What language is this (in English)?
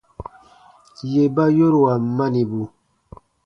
Baatonum